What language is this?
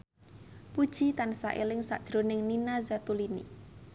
Javanese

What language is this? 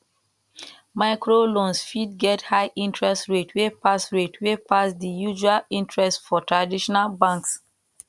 Nigerian Pidgin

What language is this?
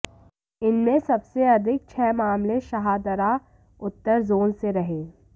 Hindi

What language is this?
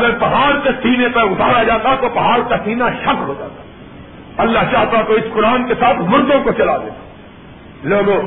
Urdu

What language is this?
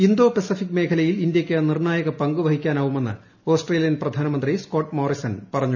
Malayalam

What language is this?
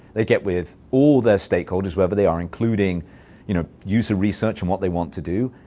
English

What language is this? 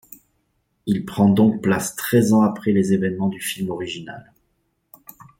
French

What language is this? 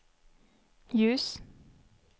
Swedish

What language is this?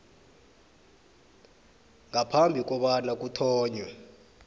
South Ndebele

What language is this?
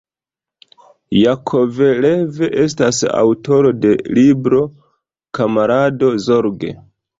Esperanto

